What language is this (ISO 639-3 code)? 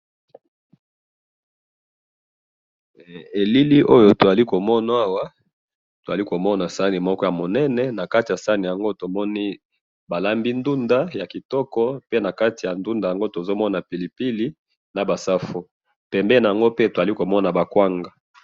lin